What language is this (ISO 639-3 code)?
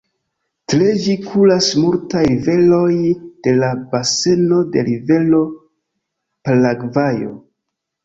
epo